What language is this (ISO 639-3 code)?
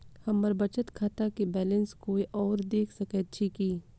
mai